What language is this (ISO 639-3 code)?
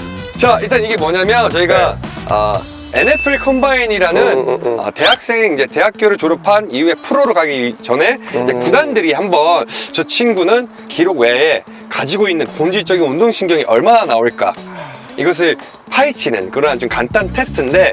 kor